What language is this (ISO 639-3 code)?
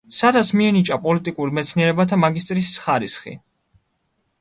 kat